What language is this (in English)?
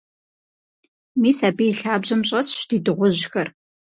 Kabardian